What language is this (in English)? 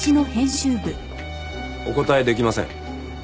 Japanese